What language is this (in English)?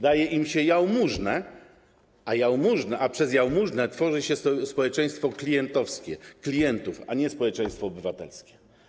Polish